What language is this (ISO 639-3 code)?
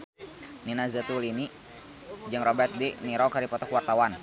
sun